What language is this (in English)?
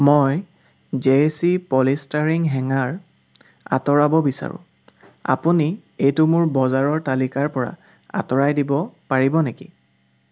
Assamese